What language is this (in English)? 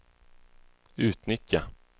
Swedish